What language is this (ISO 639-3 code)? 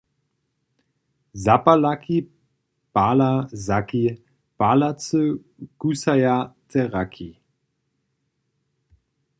hsb